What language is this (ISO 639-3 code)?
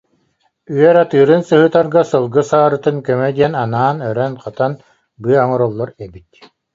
sah